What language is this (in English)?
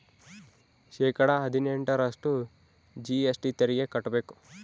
Kannada